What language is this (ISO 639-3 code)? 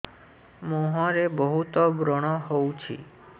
ori